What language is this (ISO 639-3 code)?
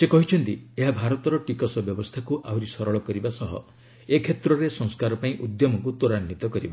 ori